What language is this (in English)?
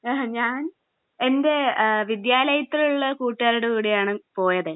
Malayalam